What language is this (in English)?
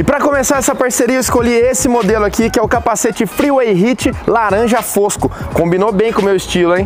Portuguese